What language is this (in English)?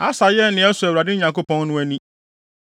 Akan